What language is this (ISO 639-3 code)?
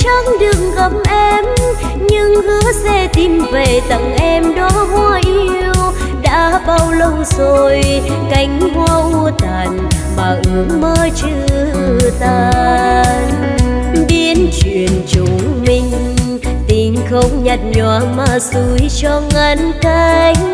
vie